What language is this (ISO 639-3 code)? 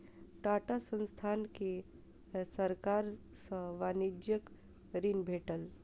mai